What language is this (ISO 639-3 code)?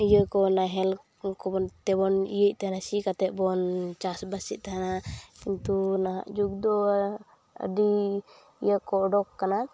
sat